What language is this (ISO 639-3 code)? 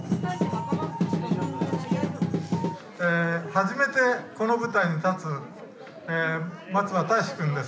jpn